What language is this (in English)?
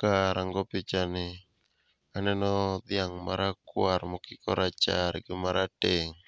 Luo (Kenya and Tanzania)